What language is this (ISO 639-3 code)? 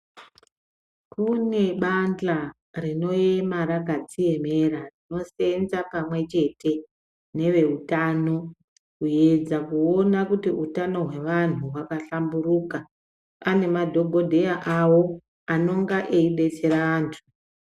ndc